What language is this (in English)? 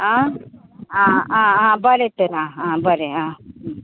Konkani